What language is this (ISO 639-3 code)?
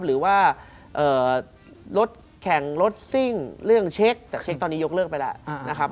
tha